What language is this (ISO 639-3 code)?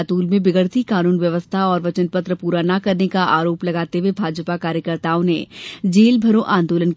hin